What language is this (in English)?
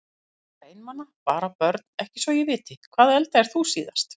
Icelandic